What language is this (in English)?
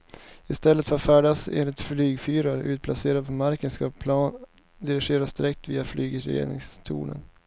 Swedish